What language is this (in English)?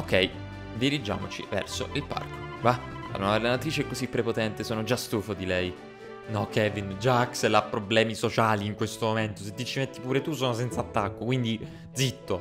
Italian